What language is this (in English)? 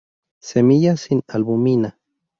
Spanish